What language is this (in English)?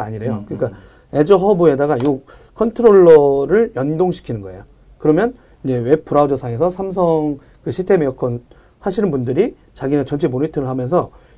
Korean